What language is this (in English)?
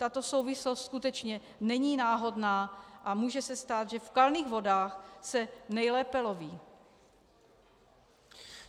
Czech